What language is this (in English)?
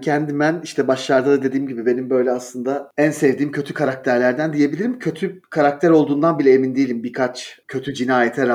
Turkish